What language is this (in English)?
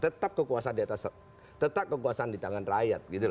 Indonesian